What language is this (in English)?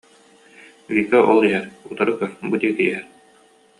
Yakut